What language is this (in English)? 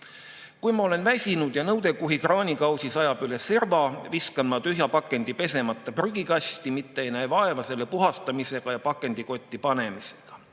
Estonian